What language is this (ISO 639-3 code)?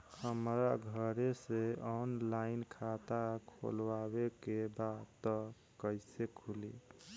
bho